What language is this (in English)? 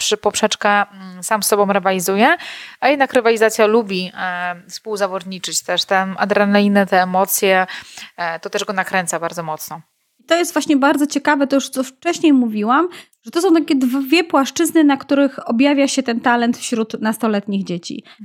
Polish